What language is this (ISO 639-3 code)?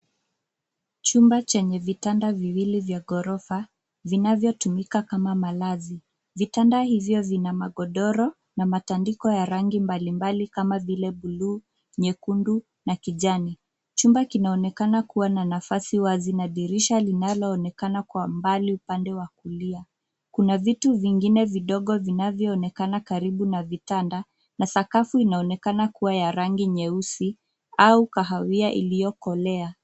swa